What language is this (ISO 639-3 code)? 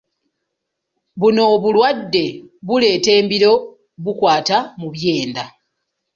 lug